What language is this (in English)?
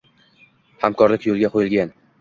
Uzbek